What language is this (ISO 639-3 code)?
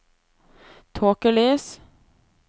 nor